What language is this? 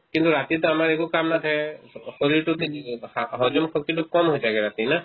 Assamese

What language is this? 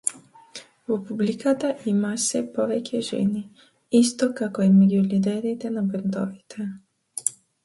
Macedonian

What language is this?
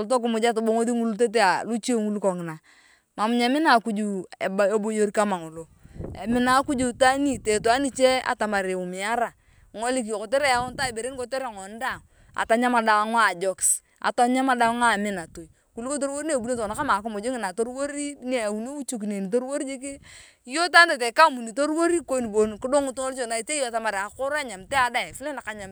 Turkana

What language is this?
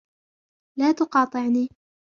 Arabic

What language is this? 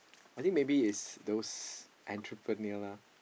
English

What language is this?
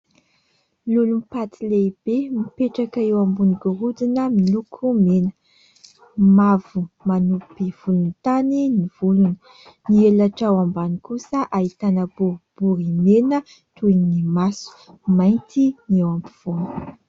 Malagasy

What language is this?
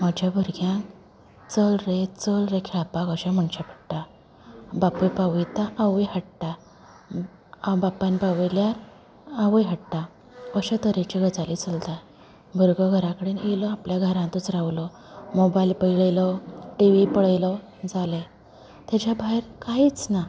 Konkani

